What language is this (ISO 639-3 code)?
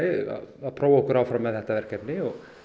isl